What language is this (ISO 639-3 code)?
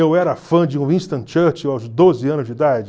por